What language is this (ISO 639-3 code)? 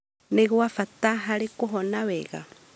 kik